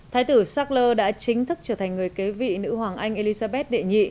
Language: Vietnamese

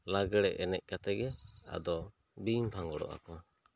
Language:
Santali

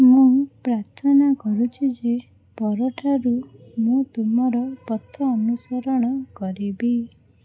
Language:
Odia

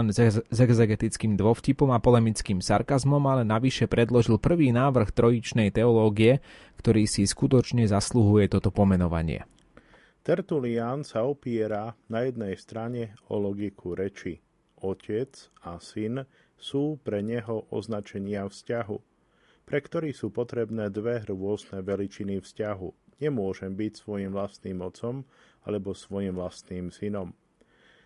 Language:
Slovak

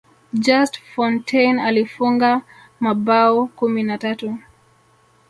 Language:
Swahili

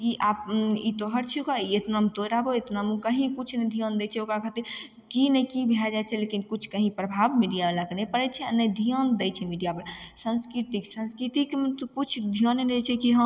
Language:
Maithili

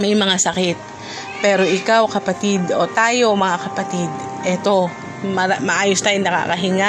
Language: Filipino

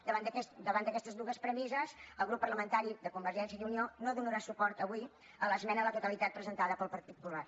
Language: Catalan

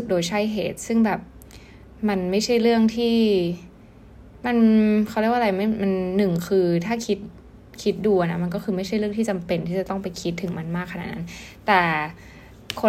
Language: Thai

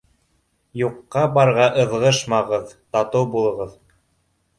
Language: Bashkir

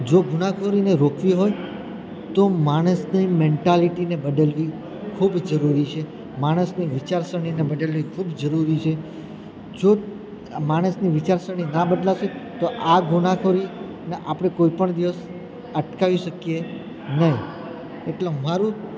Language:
Gujarati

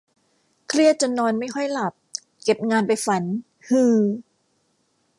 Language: Thai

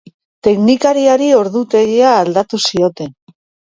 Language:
Basque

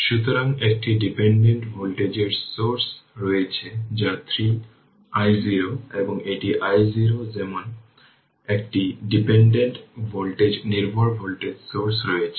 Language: Bangla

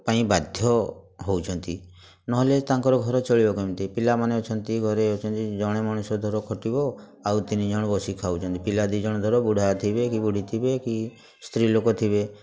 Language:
Odia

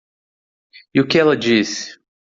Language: Portuguese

